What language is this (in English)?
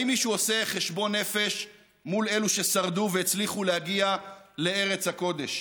Hebrew